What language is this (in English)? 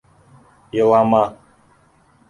Bashkir